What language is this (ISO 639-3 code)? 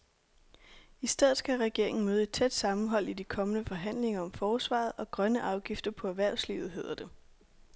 dan